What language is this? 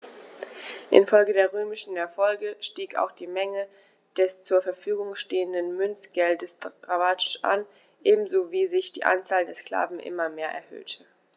German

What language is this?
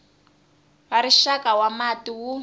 Tsonga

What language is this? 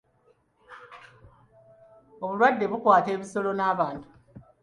Ganda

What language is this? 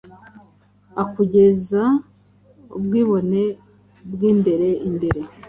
Kinyarwanda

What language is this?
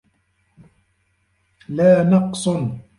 Arabic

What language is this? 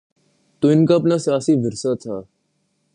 Urdu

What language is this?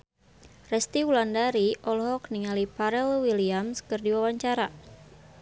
Sundanese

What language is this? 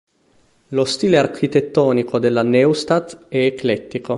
Italian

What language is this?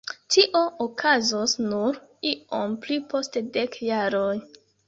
Esperanto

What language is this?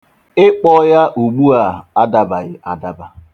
Igbo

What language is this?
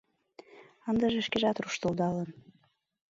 Mari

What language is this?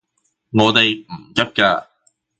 Cantonese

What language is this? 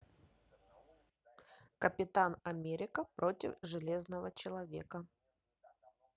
Russian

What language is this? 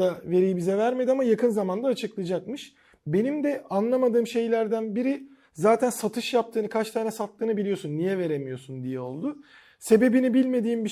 Turkish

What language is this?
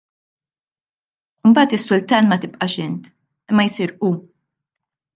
Maltese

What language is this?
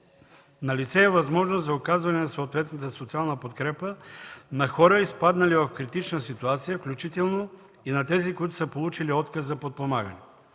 Bulgarian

